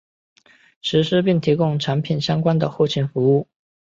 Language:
Chinese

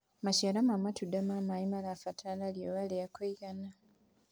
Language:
Kikuyu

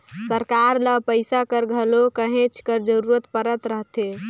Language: Chhattisgarhi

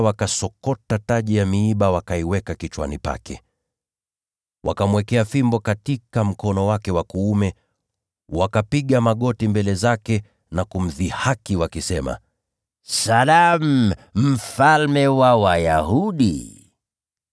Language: Swahili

